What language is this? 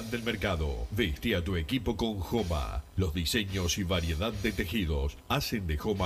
Spanish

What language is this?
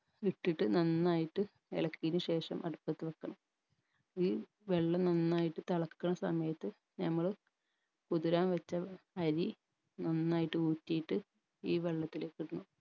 Malayalam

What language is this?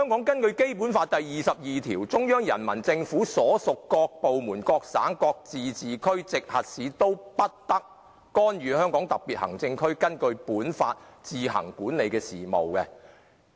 Cantonese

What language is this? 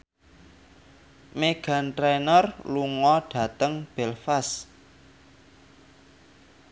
Javanese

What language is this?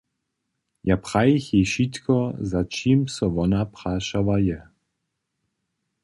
Upper Sorbian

